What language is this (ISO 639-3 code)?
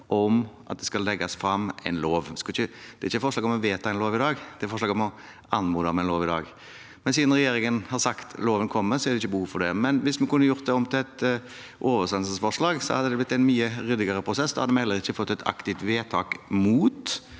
nor